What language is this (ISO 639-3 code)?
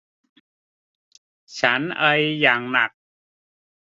tha